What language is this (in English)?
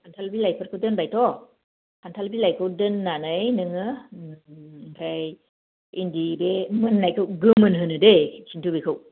Bodo